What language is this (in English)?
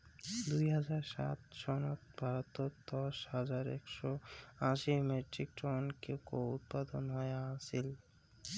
Bangla